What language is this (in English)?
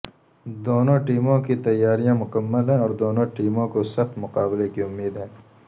Urdu